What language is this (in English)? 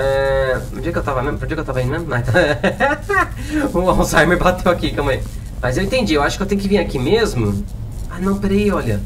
Portuguese